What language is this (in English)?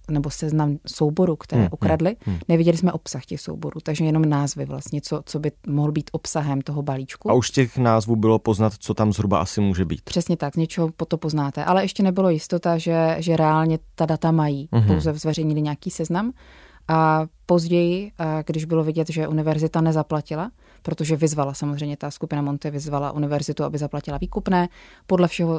Czech